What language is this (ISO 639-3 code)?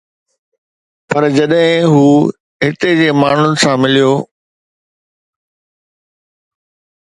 snd